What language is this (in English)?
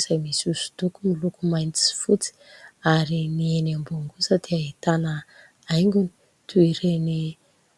Malagasy